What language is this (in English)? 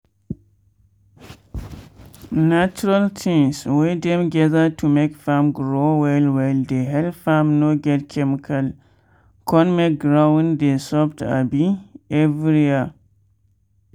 Nigerian Pidgin